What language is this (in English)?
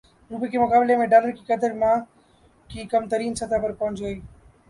Urdu